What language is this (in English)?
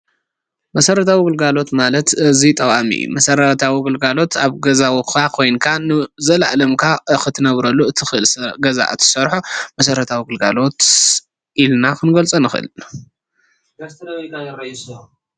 Tigrinya